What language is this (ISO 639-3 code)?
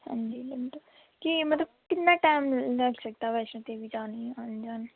doi